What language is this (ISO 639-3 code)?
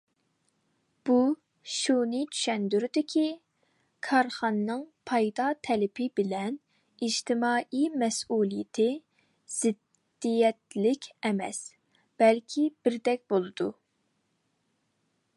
uig